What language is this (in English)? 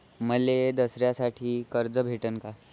Marathi